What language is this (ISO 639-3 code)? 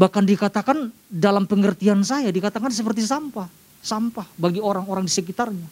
ind